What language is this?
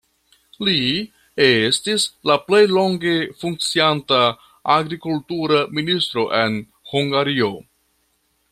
Esperanto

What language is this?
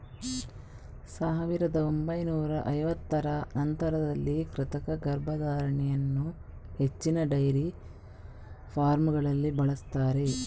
Kannada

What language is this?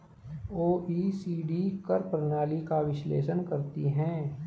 Hindi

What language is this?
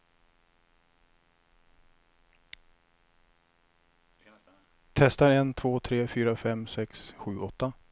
Swedish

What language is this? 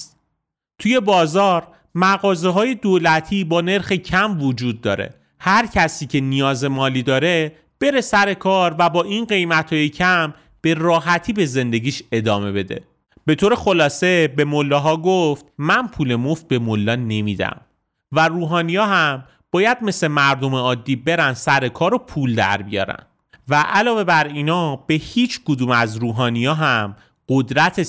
Persian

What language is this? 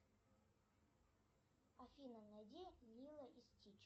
Russian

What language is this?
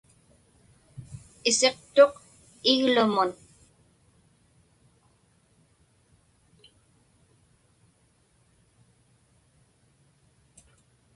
Inupiaq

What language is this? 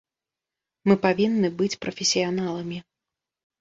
Belarusian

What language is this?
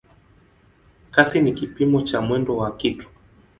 Swahili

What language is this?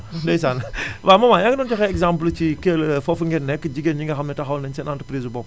Wolof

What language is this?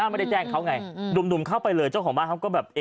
Thai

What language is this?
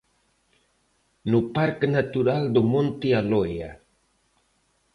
Galician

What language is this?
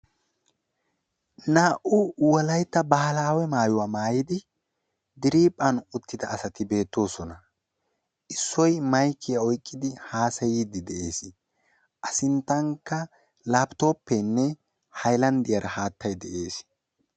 Wolaytta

